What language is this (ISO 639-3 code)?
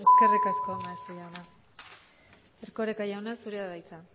eus